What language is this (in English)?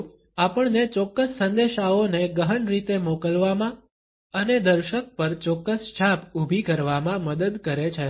Gujarati